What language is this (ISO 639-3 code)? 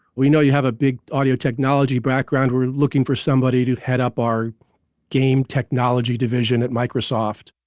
eng